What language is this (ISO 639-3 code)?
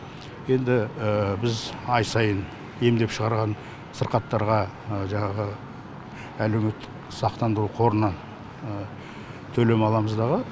kaz